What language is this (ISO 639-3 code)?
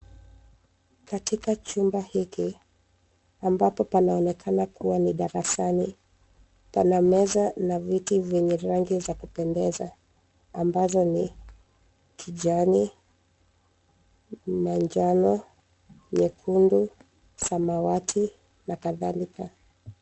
swa